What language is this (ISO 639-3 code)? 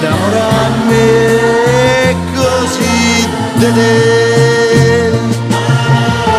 ita